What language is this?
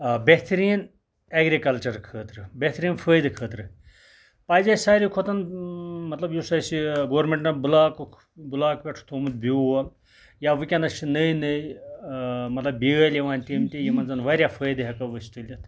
Kashmiri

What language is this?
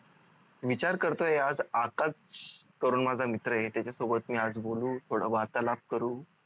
Marathi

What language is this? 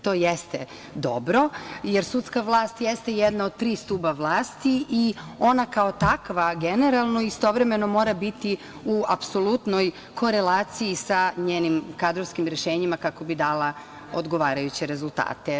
Serbian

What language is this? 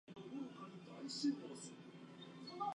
Japanese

